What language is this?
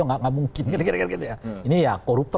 Indonesian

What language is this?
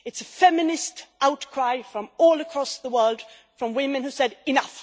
English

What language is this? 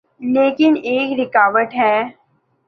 Urdu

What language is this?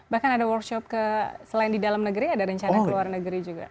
Indonesian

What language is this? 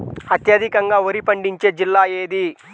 Telugu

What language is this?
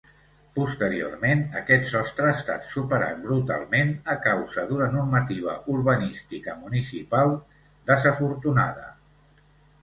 Catalan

